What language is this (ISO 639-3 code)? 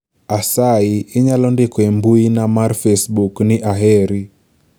luo